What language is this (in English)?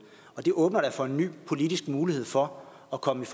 Danish